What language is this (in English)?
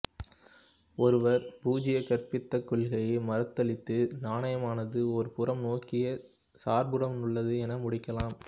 Tamil